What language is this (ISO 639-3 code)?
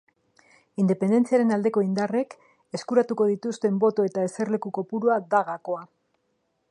eus